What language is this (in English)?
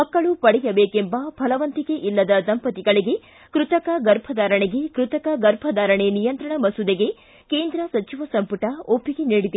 Kannada